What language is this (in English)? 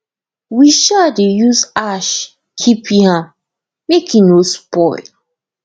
Nigerian Pidgin